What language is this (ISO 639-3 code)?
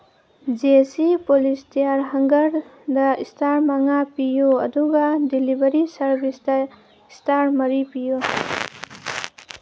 mni